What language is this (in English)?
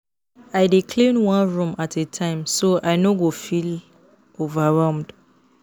Nigerian Pidgin